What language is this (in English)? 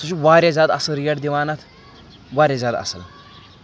Kashmiri